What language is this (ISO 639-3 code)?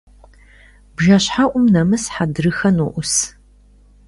kbd